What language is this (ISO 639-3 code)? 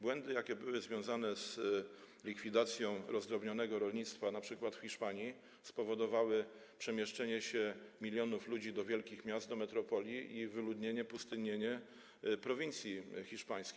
pol